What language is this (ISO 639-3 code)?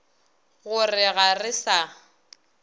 nso